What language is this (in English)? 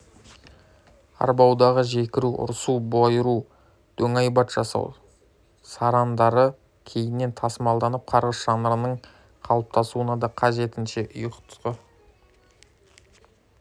Kazakh